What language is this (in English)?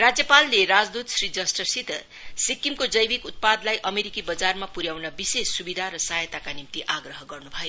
Nepali